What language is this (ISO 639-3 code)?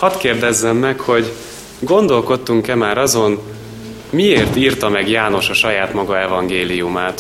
hun